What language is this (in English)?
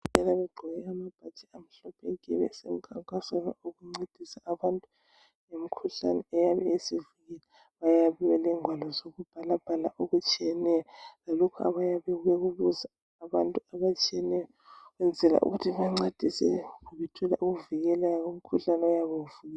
North Ndebele